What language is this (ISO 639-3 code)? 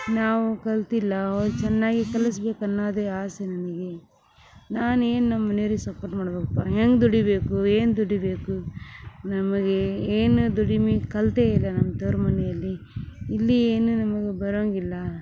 kan